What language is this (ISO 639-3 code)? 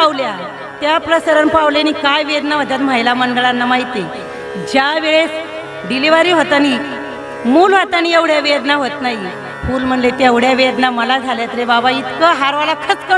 mar